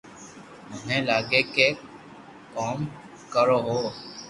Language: Loarki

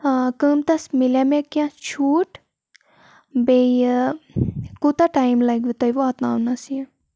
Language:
Kashmiri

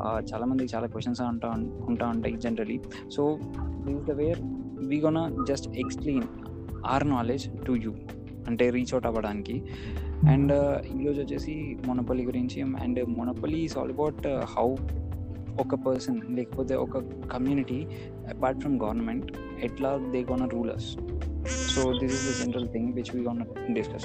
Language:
Telugu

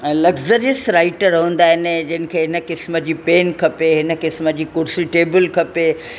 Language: Sindhi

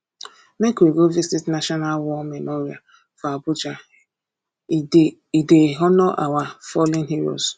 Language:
Nigerian Pidgin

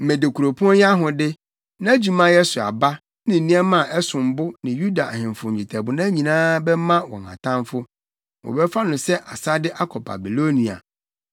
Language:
Akan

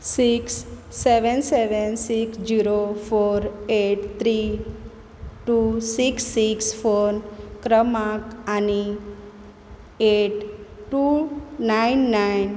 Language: Konkani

